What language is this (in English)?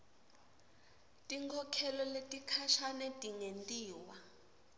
Swati